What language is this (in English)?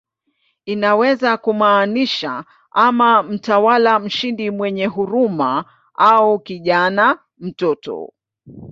Swahili